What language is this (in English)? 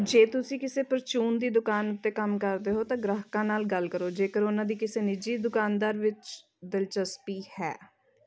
Punjabi